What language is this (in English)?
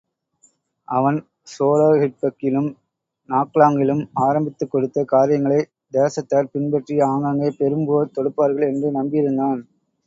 Tamil